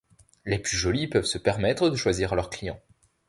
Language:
French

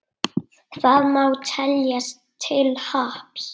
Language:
Icelandic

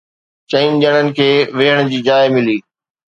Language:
Sindhi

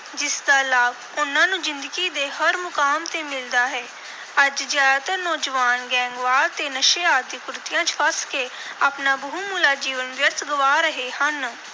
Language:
Punjabi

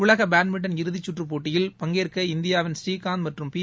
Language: Tamil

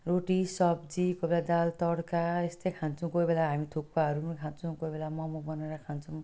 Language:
Nepali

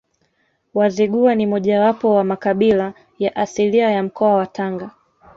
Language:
Swahili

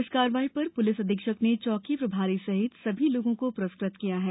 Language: Hindi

